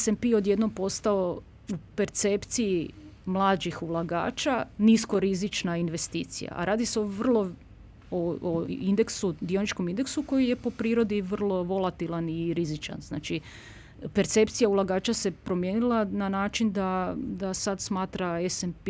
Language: Croatian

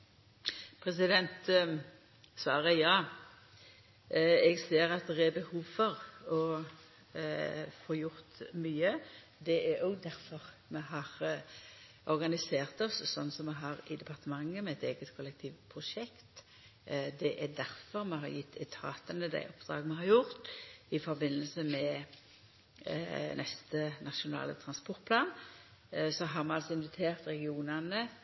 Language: Norwegian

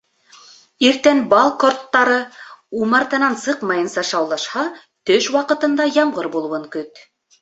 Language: Bashkir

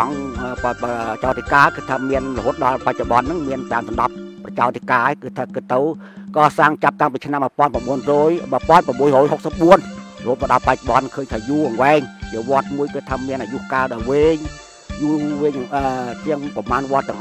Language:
Thai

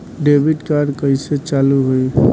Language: Bhojpuri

